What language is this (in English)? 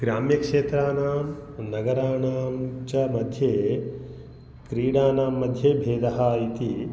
Sanskrit